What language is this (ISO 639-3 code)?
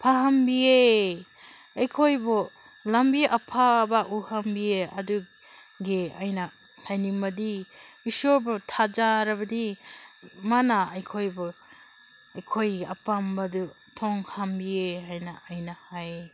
mni